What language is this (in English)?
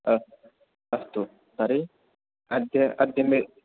Sanskrit